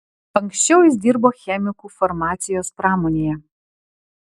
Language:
Lithuanian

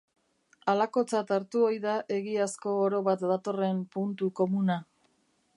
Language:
Basque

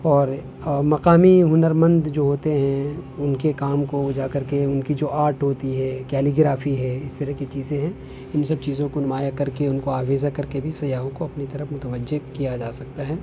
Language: Urdu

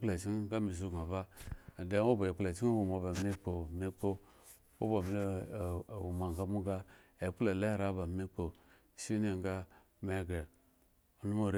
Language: Eggon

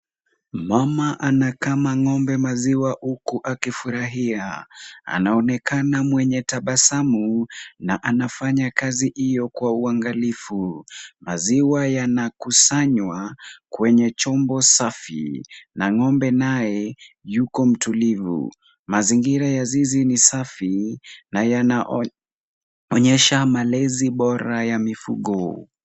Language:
Swahili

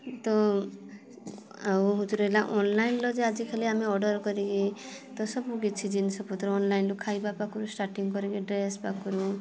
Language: Odia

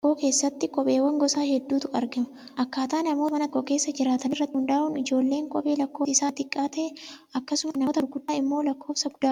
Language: Oromo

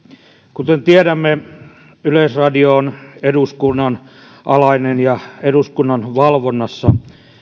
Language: Finnish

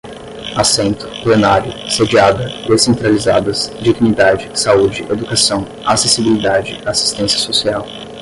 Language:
Portuguese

